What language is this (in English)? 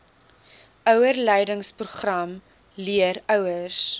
Afrikaans